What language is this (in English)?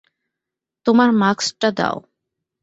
Bangla